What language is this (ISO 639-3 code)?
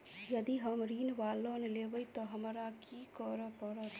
mai